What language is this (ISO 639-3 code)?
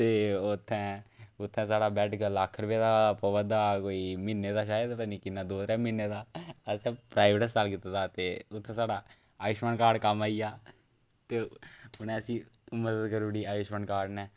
doi